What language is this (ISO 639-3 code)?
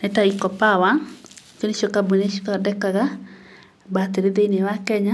kik